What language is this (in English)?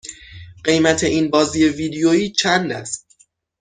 Persian